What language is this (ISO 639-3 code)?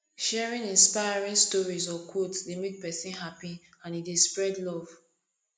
pcm